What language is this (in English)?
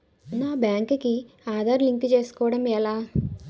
Telugu